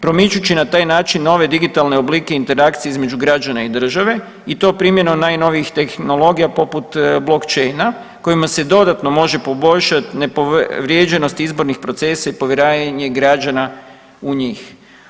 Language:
Croatian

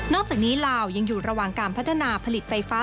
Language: Thai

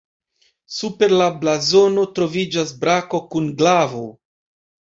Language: Esperanto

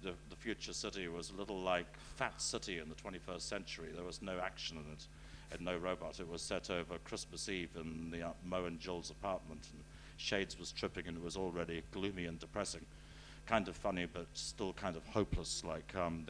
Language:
English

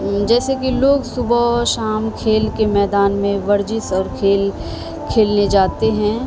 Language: Urdu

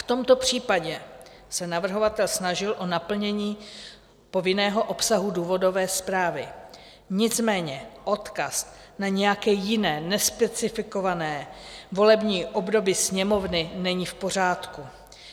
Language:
Czech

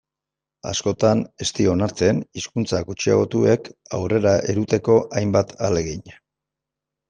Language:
Basque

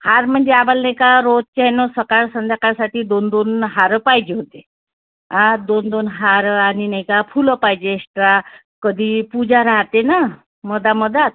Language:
Marathi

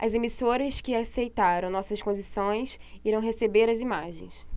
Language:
Portuguese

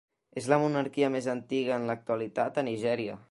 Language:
Catalan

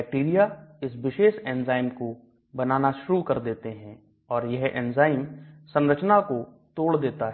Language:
Hindi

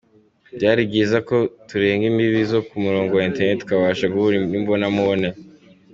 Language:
Kinyarwanda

